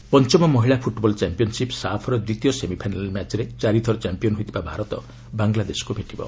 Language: Odia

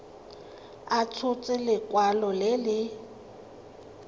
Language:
Tswana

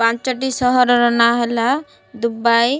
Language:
Odia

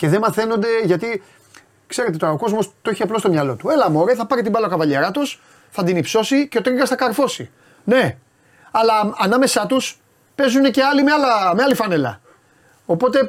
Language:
Greek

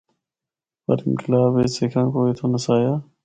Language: Northern Hindko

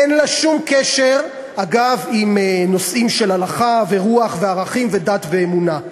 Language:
Hebrew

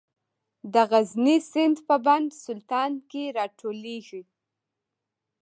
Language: Pashto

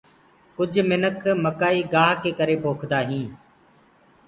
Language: Gurgula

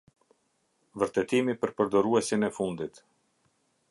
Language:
Albanian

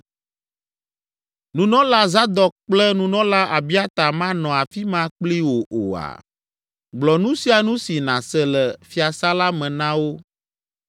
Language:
Ewe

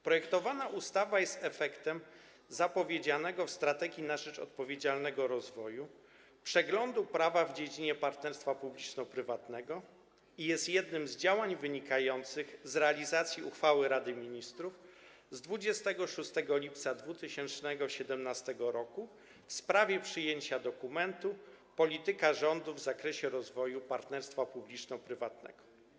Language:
Polish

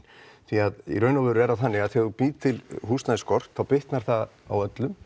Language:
Icelandic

